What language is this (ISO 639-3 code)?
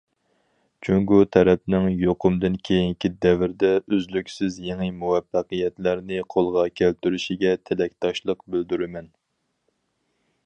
uig